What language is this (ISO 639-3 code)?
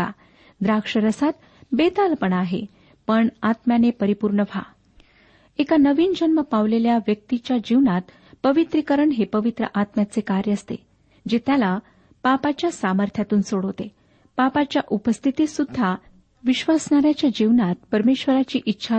mar